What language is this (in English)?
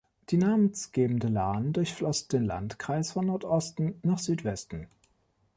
German